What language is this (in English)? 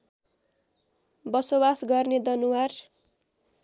Nepali